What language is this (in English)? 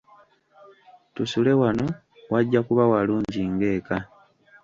Ganda